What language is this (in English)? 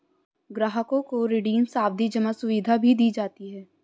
Hindi